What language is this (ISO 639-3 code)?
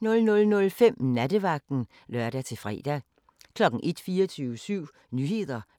dan